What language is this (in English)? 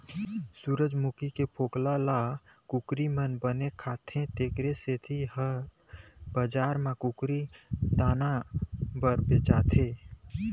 Chhattisgarhi